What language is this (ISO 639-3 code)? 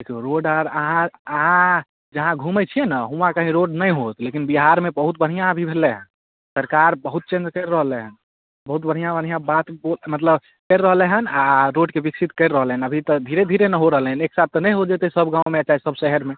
mai